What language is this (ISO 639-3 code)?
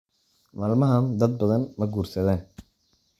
som